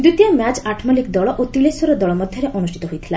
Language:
Odia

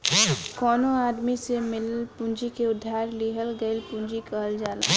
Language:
Bhojpuri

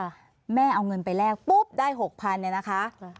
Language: Thai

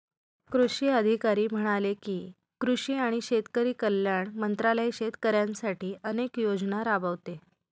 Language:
Marathi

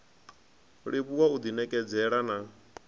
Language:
Venda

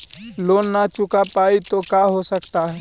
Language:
Magahi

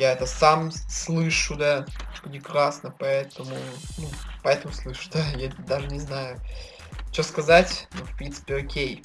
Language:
Russian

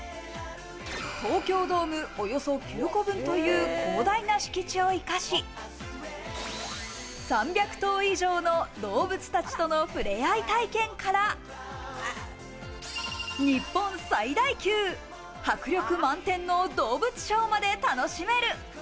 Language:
Japanese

